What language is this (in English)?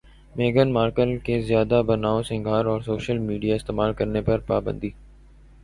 Urdu